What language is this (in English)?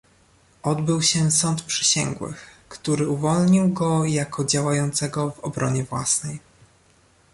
Polish